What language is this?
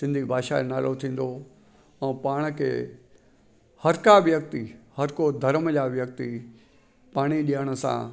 Sindhi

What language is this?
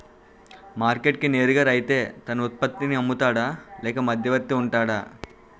Telugu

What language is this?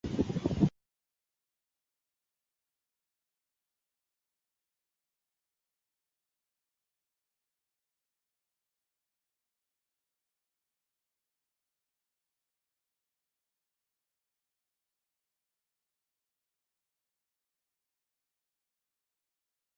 Chinese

